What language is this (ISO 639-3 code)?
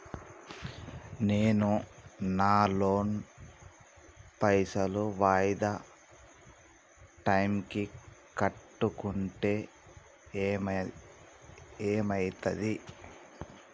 tel